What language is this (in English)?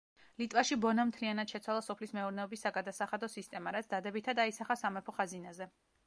Georgian